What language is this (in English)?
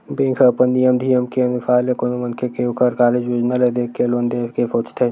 Chhattisgarhi